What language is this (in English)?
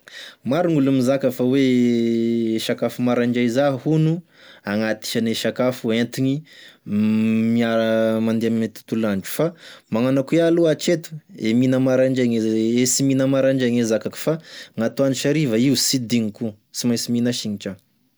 Tesaka Malagasy